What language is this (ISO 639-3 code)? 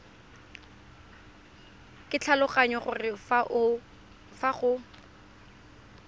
tsn